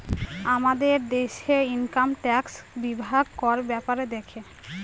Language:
Bangla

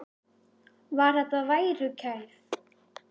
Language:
Icelandic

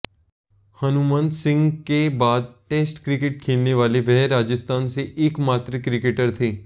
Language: Hindi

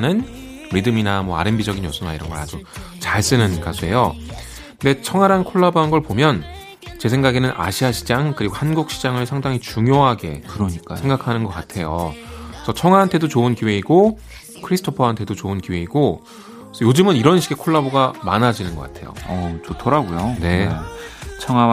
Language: Korean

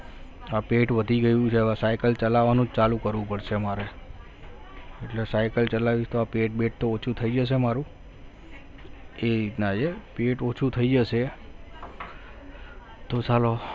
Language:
Gujarati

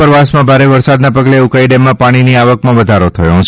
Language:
Gujarati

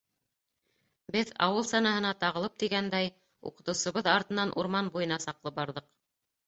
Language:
Bashkir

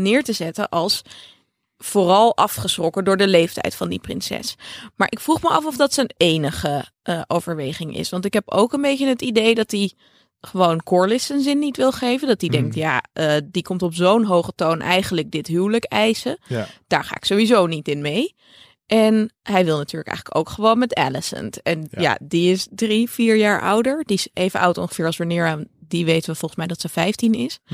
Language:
Dutch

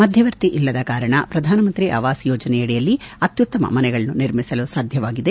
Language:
Kannada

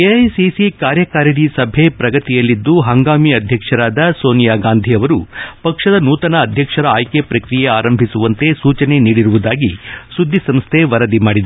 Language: Kannada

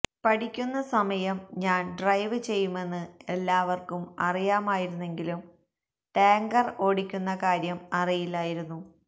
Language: Malayalam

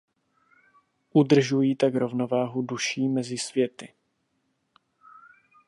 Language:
Czech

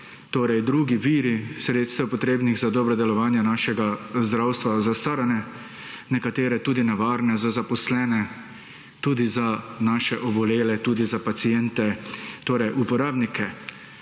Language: Slovenian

